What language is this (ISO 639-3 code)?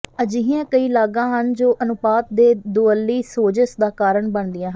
pan